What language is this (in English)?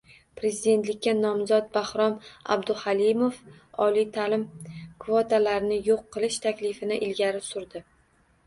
Uzbek